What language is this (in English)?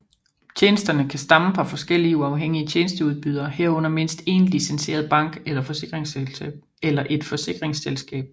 Danish